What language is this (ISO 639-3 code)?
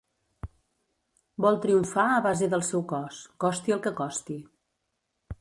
cat